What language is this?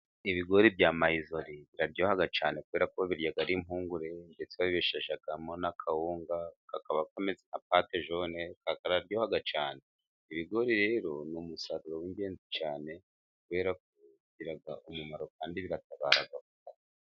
Kinyarwanda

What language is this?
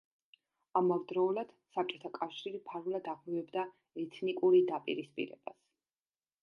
Georgian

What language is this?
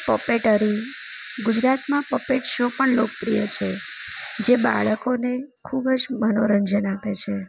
Gujarati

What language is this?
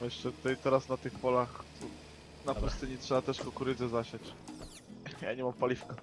Polish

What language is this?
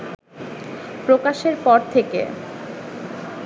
Bangla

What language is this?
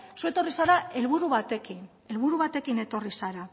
Basque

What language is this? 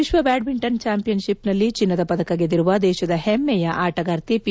Kannada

